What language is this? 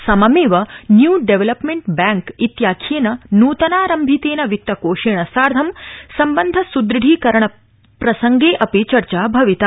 Sanskrit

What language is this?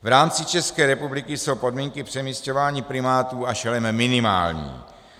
Czech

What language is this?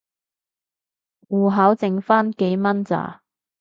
Cantonese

